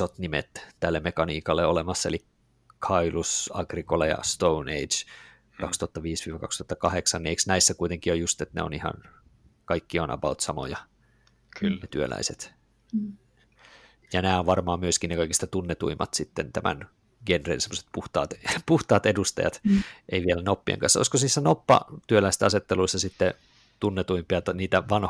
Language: Finnish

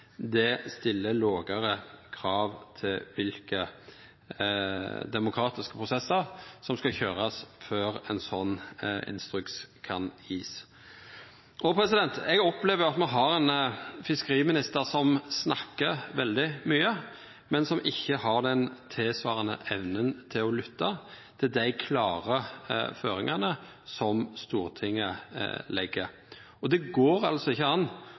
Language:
Norwegian Nynorsk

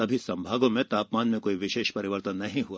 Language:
Hindi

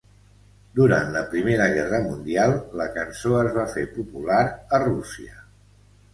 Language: Catalan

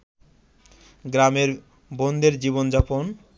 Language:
Bangla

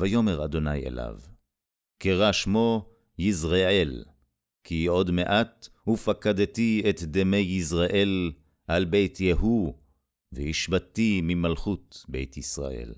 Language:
Hebrew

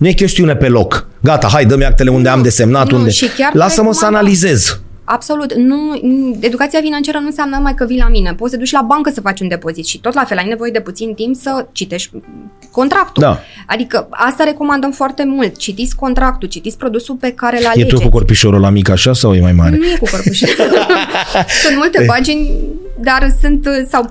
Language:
Romanian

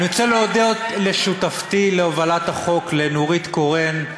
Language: Hebrew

